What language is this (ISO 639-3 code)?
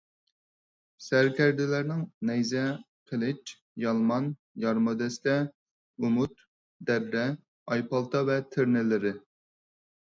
uig